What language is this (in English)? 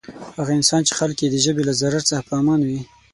Pashto